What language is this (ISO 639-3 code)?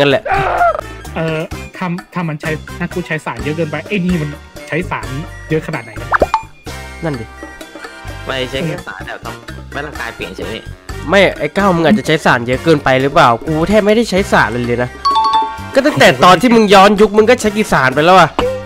tha